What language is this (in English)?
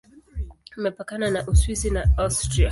Swahili